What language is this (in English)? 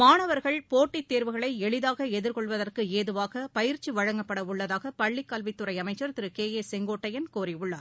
Tamil